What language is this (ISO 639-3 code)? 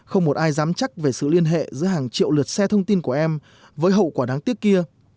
vie